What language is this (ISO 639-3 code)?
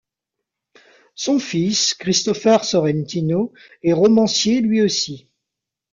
fra